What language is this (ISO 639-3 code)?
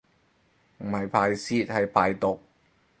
yue